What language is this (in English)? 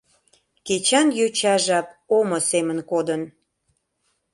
Mari